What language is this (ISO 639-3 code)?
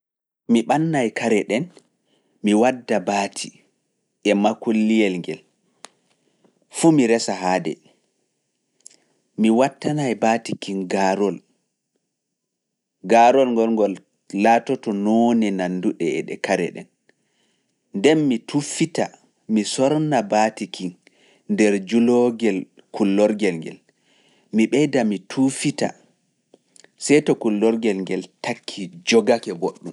ful